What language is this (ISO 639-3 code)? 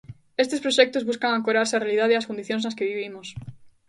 glg